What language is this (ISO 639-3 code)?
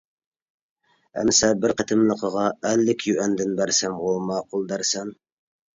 uig